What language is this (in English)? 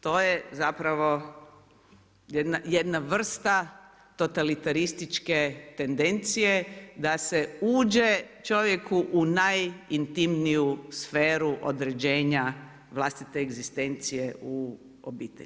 Croatian